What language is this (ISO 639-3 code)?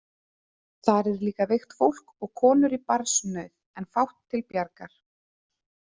isl